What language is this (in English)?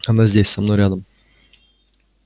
Russian